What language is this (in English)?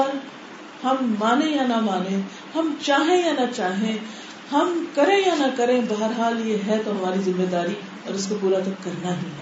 Urdu